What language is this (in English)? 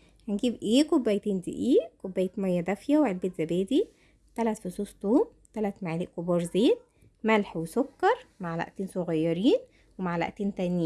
Arabic